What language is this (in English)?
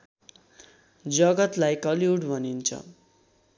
Nepali